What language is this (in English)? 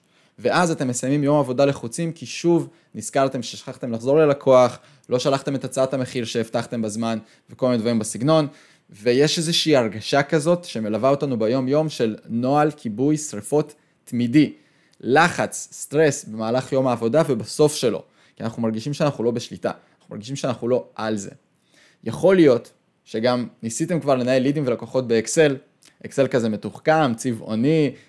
Hebrew